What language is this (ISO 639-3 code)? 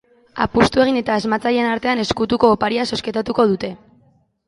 eus